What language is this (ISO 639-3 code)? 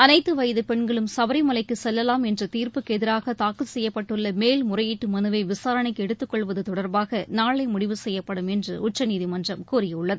tam